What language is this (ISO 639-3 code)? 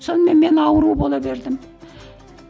kaz